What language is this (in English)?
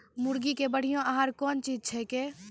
Maithili